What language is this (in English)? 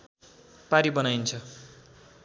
Nepali